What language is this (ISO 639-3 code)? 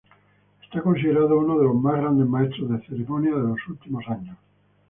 spa